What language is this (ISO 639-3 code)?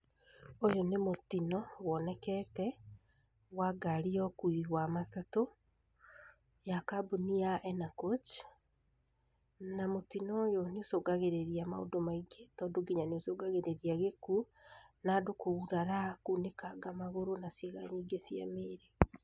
kik